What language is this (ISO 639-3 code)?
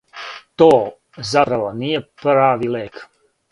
srp